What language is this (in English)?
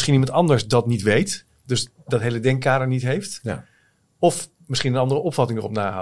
Dutch